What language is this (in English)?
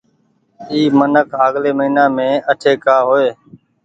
Goaria